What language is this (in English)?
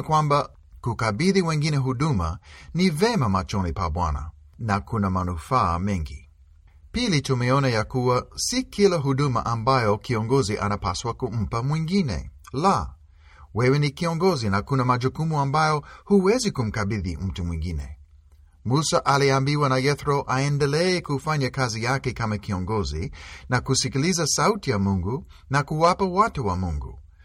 Swahili